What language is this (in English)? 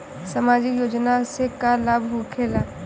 Bhojpuri